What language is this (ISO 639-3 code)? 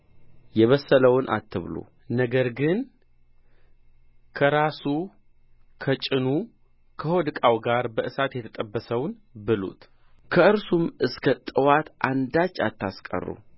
amh